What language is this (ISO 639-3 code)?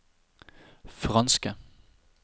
nor